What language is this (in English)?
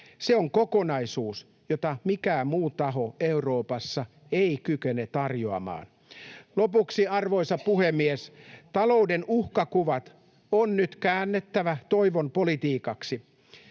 Finnish